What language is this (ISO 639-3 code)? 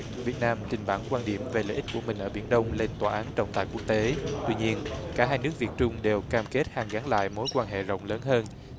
vie